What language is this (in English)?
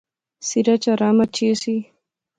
Pahari-Potwari